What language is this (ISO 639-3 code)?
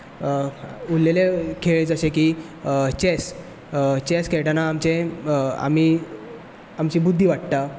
kok